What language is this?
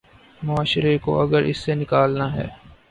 Urdu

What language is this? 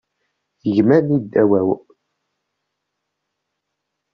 Kabyle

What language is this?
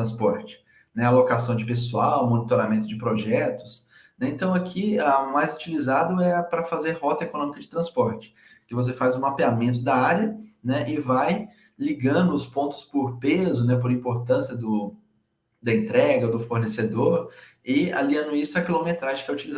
Portuguese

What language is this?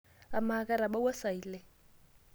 Masai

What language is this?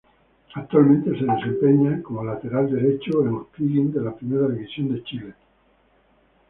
Spanish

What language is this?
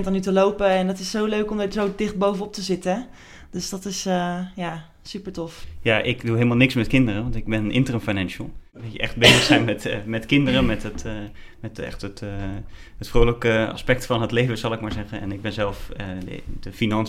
Dutch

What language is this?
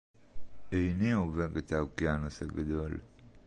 Hebrew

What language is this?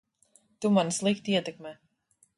Latvian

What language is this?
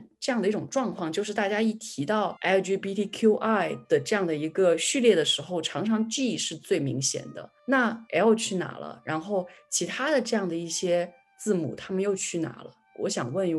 Chinese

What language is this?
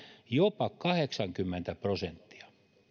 Finnish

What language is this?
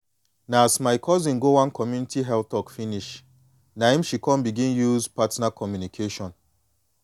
Nigerian Pidgin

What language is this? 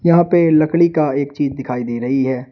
Hindi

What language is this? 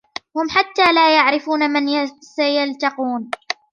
Arabic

